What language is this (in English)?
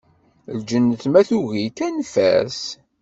Kabyle